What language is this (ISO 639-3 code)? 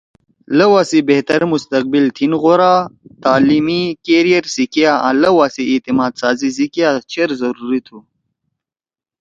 trw